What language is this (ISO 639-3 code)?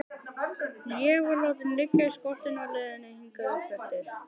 isl